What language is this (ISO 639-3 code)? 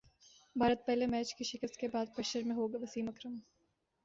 urd